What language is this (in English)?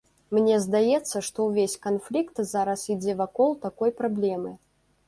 Belarusian